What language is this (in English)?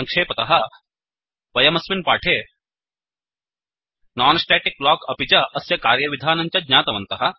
Sanskrit